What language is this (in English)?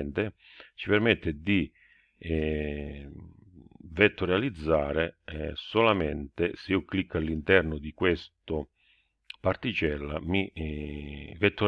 Italian